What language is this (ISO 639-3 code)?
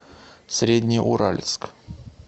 rus